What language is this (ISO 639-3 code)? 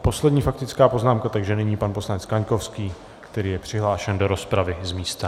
ces